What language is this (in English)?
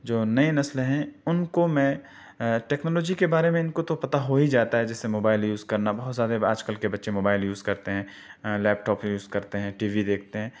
Urdu